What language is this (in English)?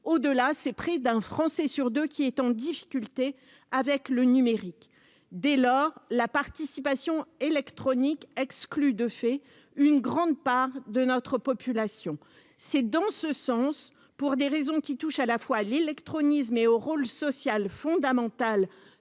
French